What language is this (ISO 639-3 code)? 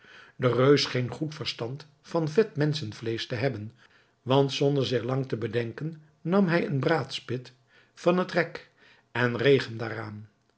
nld